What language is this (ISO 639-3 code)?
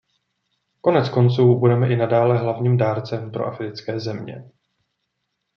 ces